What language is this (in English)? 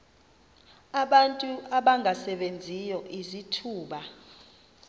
Xhosa